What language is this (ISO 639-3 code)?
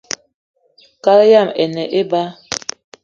eto